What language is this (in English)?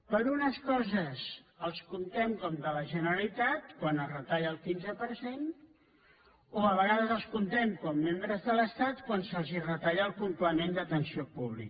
Catalan